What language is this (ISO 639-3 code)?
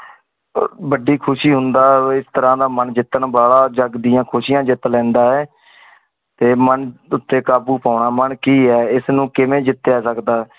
pan